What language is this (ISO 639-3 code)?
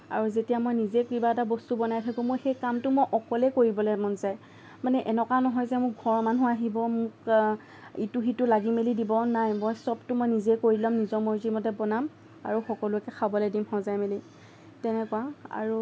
asm